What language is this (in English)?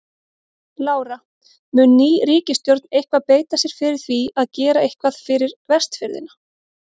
Icelandic